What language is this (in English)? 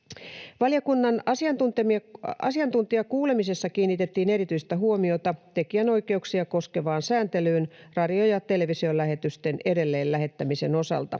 Finnish